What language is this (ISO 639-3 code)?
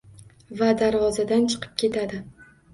uzb